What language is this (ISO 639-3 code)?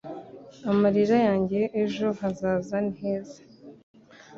kin